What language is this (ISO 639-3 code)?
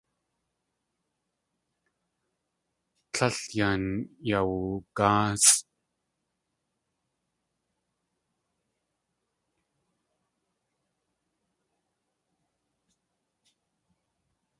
tli